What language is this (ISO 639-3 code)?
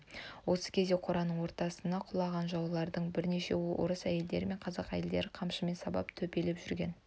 kaz